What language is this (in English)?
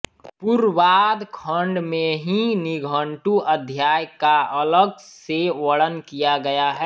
Hindi